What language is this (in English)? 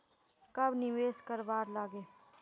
Magahi